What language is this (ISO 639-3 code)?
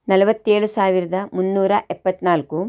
kan